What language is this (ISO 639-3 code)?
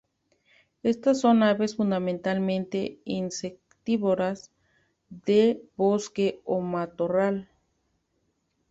spa